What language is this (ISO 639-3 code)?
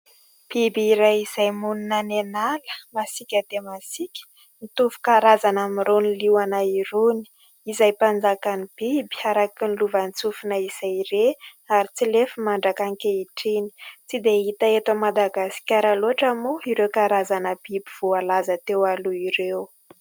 mlg